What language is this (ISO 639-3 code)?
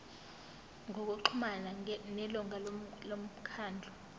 zul